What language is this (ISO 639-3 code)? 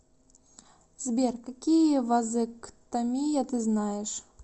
rus